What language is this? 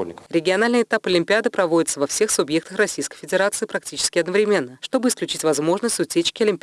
Russian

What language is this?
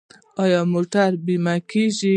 Pashto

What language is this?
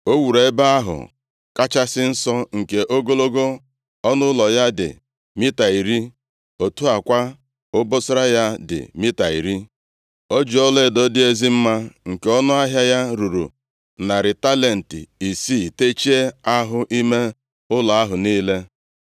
Igbo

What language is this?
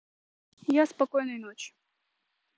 Russian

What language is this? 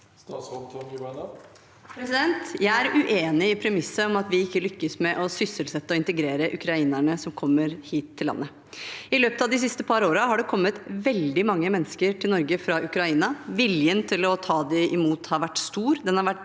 Norwegian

